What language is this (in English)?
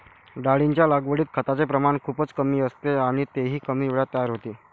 Marathi